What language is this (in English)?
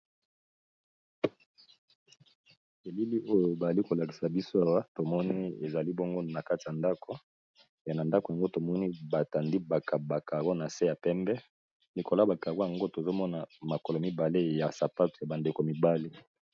Lingala